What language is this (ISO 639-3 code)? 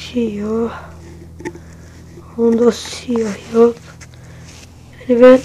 tur